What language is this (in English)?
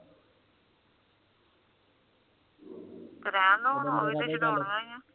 Punjabi